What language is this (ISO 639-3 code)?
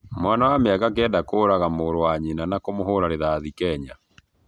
kik